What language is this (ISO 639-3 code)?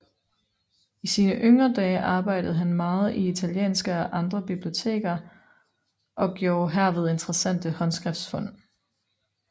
dan